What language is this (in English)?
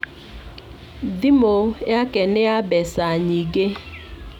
Kikuyu